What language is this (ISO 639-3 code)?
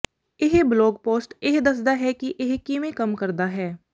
pan